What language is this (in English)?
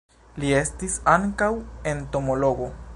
Esperanto